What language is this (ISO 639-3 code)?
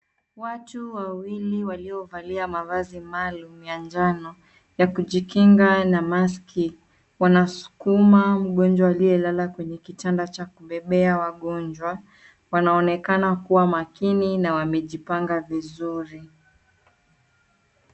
swa